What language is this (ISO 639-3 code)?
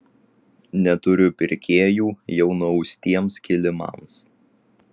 lit